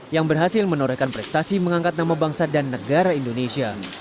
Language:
Indonesian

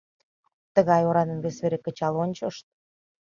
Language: Mari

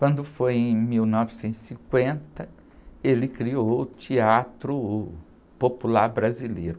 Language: Portuguese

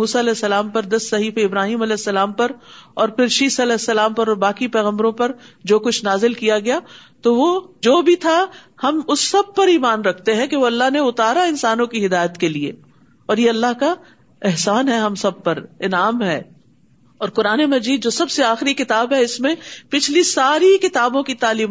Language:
Urdu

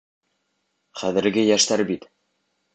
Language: Bashkir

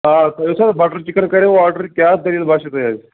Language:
Kashmiri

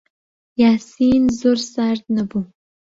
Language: Central Kurdish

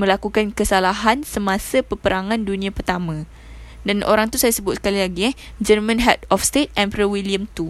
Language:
Malay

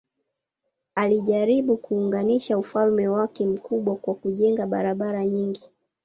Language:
Swahili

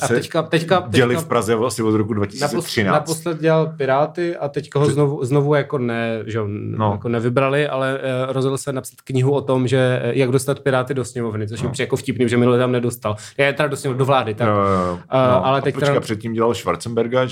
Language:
Czech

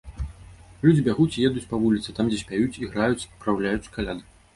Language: Belarusian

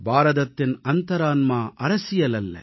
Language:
Tamil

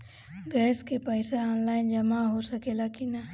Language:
Bhojpuri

